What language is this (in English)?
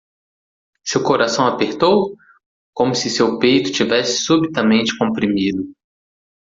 Portuguese